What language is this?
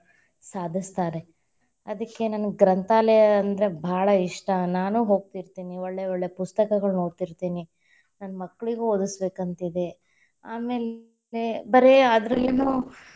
Kannada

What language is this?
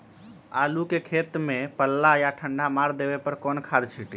Magahi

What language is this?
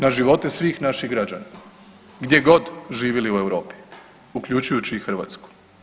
Croatian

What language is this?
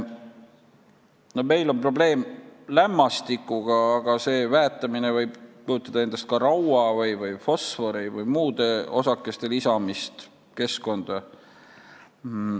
Estonian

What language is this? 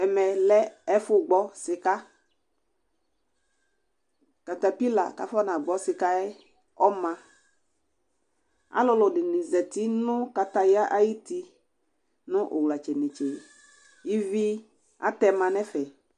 Ikposo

